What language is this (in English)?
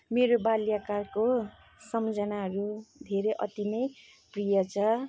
Nepali